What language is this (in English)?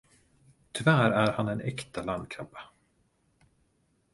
Swedish